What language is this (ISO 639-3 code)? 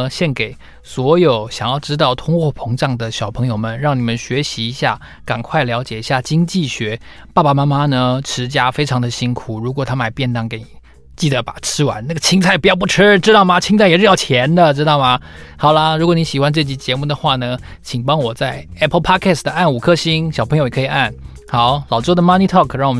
zho